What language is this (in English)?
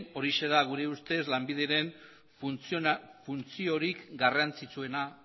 Basque